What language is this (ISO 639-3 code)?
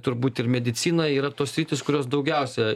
lit